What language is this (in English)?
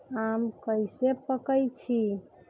Magahi